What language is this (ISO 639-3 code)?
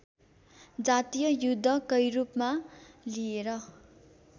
nep